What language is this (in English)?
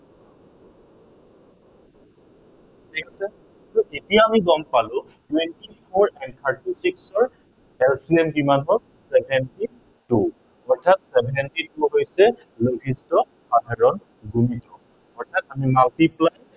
Assamese